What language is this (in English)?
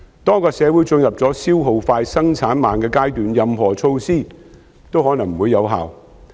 Cantonese